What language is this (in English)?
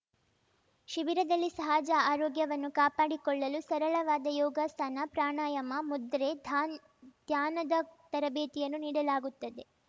Kannada